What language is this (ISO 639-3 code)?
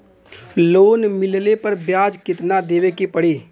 bho